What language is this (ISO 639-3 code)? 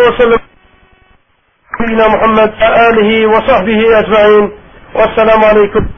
tur